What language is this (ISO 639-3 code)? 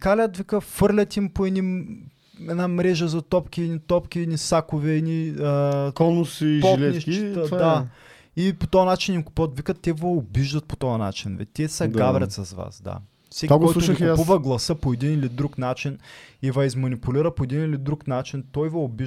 bul